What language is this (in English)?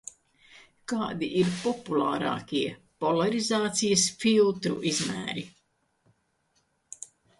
Latvian